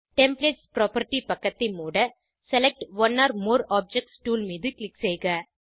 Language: Tamil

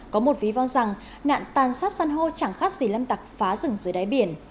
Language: Vietnamese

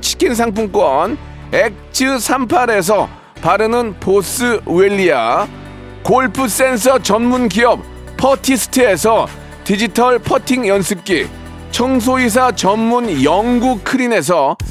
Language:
Korean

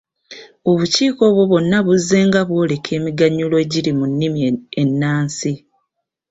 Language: Ganda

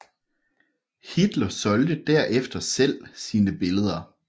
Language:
Danish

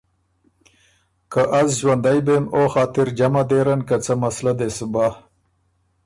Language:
Ormuri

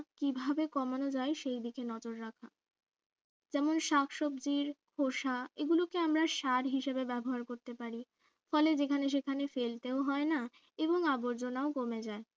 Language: Bangla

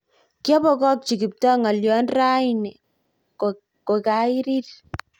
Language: Kalenjin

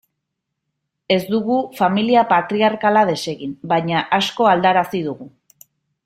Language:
Basque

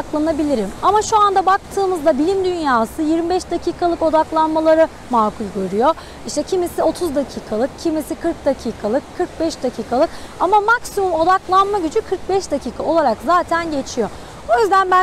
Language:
Turkish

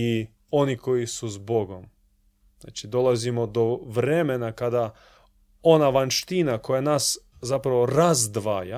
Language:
Croatian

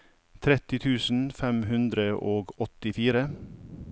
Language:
Norwegian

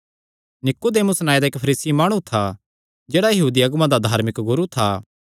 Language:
Kangri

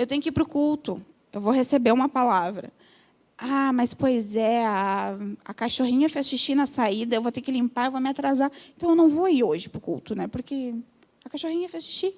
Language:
Portuguese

